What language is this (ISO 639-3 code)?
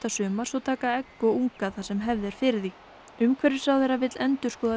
isl